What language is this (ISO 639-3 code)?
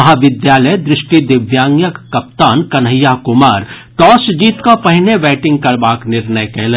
mai